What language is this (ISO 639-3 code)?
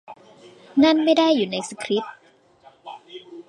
tha